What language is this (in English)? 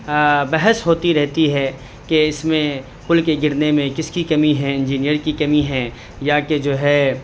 Urdu